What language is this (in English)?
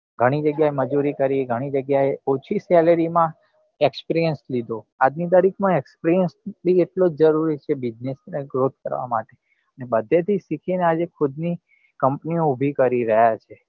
Gujarati